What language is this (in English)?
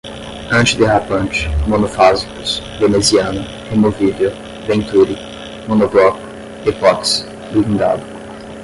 Portuguese